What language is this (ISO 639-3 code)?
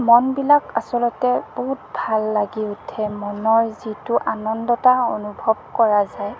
asm